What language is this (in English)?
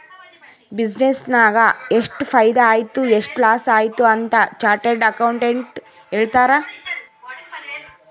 Kannada